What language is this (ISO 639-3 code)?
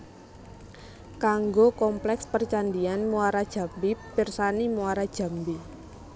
jav